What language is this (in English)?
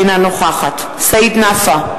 Hebrew